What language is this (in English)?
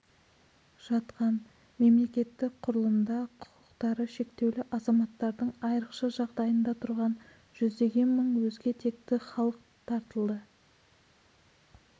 Kazakh